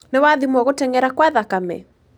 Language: Kikuyu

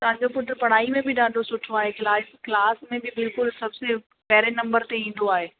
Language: Sindhi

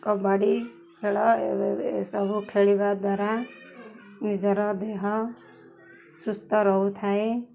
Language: Odia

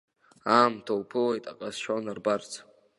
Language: Abkhazian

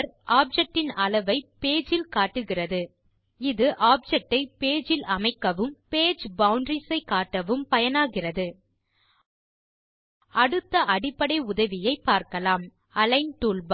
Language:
Tamil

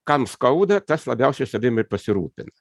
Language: Lithuanian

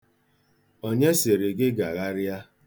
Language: Igbo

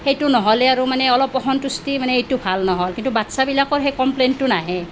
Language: Assamese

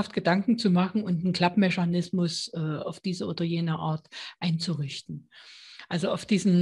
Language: German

